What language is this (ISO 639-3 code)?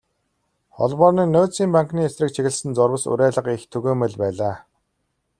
mon